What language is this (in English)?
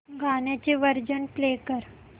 Marathi